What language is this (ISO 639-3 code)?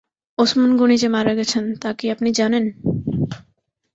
ben